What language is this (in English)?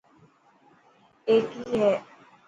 Dhatki